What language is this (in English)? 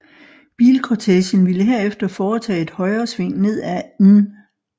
Danish